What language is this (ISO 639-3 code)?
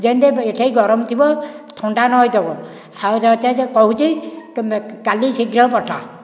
ori